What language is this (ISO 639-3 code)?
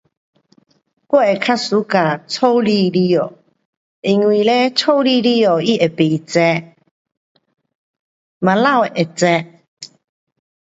cpx